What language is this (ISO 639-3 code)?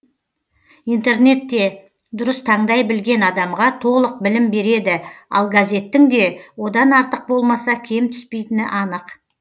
kaz